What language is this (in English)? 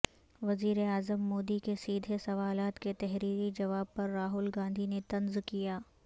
Urdu